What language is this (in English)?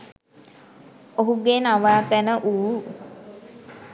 Sinhala